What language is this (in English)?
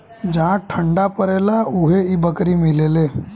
Bhojpuri